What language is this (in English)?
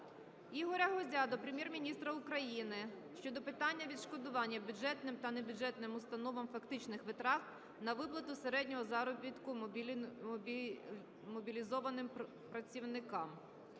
Ukrainian